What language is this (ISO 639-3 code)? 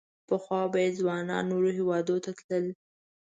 pus